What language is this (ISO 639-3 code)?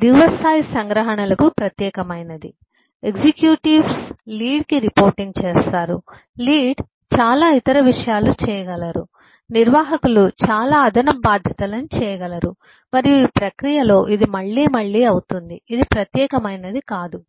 tel